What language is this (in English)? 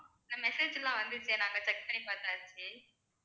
Tamil